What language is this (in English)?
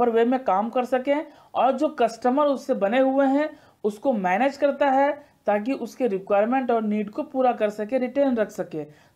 Hindi